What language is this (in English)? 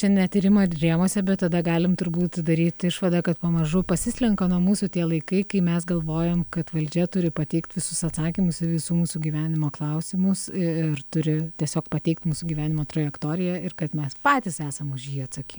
Lithuanian